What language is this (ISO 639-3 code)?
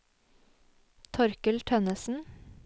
nor